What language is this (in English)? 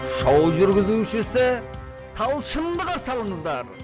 Kazakh